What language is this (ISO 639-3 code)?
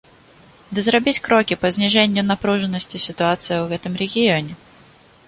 bel